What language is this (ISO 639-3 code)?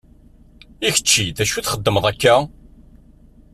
kab